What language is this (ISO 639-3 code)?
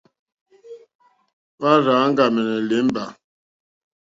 bri